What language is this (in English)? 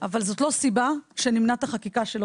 Hebrew